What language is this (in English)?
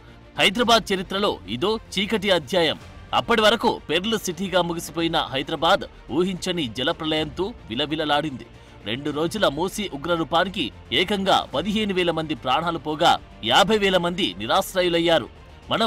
Telugu